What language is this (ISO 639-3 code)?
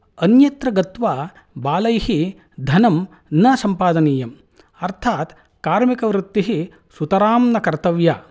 san